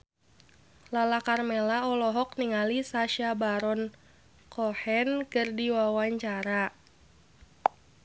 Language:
Sundanese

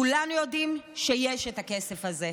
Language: Hebrew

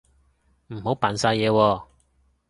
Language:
Cantonese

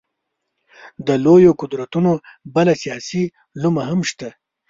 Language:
Pashto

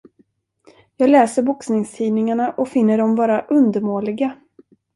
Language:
Swedish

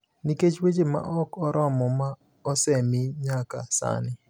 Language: Luo (Kenya and Tanzania)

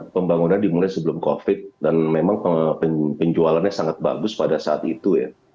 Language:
Indonesian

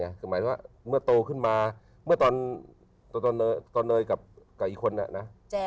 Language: Thai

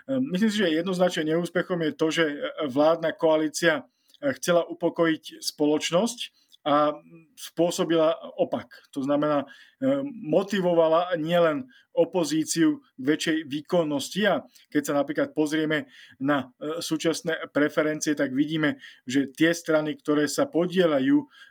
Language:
Slovak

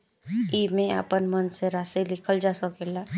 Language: Bhojpuri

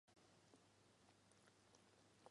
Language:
Chinese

